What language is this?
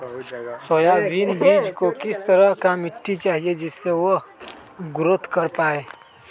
Magahi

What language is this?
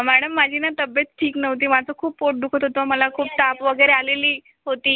Marathi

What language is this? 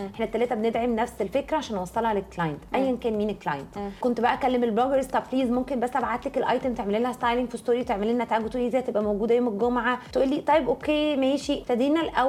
Arabic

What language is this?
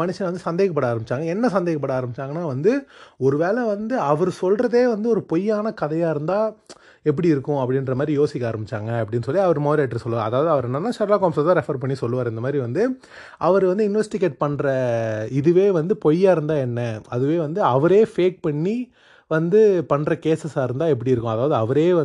Tamil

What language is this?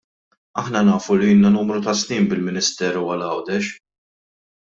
Maltese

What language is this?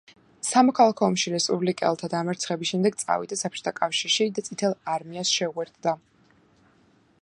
Georgian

